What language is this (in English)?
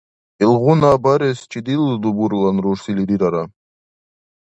Dargwa